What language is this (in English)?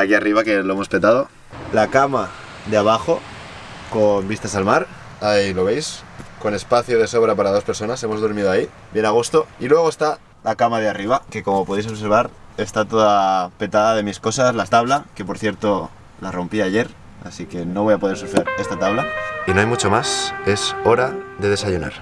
Spanish